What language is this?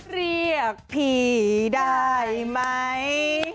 Thai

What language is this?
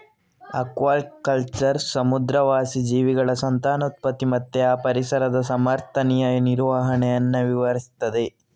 Kannada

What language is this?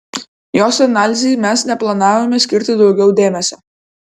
Lithuanian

